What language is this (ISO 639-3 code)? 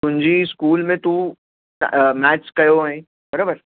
snd